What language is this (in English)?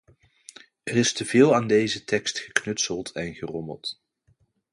Dutch